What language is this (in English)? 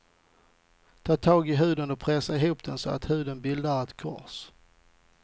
Swedish